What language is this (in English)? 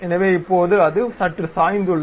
Tamil